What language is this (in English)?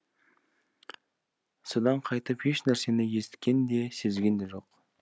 Kazakh